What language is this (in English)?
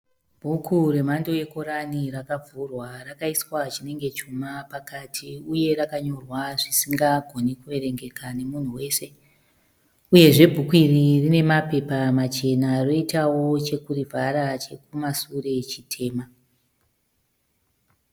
Shona